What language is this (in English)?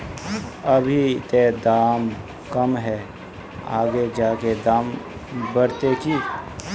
Magahi